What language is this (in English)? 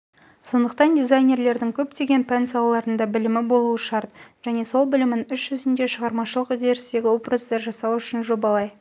Kazakh